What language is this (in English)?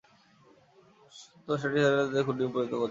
Bangla